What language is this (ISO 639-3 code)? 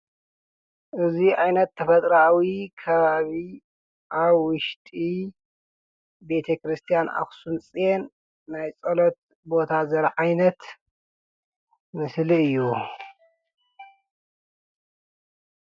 tir